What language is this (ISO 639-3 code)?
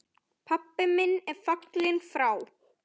isl